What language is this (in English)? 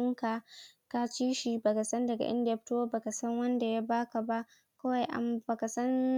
Hausa